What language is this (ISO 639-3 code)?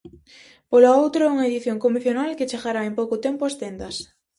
glg